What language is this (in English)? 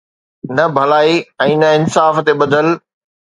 Sindhi